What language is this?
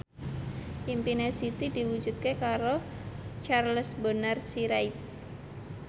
Javanese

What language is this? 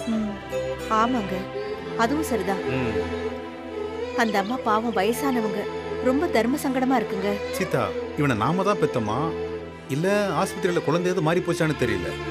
Tamil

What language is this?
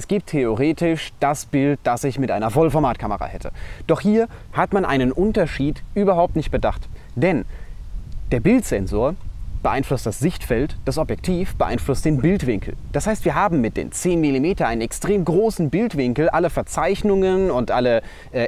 German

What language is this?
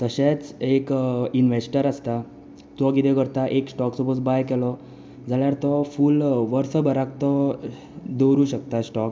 Konkani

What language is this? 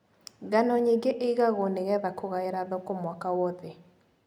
Kikuyu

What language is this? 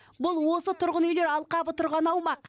Kazakh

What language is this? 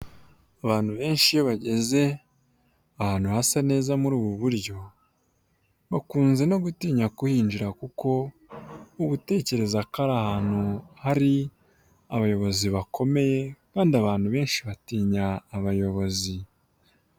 Kinyarwanda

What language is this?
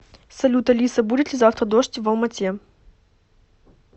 Russian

